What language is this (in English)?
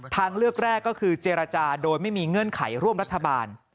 Thai